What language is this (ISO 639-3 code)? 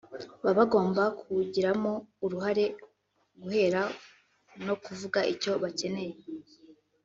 kin